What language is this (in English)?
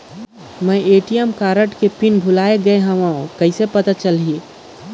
Chhattisgarhi